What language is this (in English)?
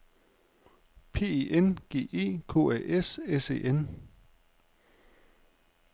Danish